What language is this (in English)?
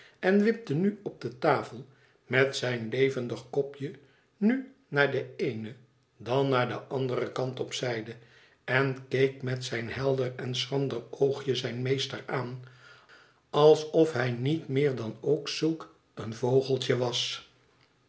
Dutch